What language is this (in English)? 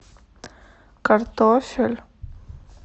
Russian